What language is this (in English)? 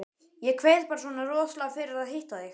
Icelandic